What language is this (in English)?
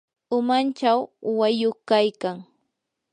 Yanahuanca Pasco Quechua